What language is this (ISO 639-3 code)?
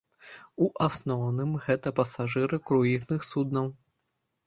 bel